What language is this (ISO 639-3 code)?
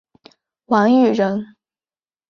zho